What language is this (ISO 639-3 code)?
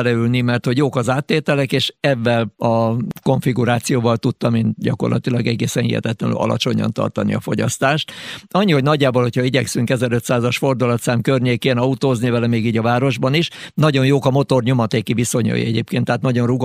hun